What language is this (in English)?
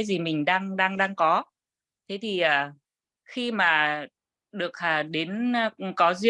Vietnamese